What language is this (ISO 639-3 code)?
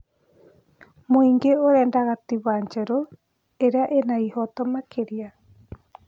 kik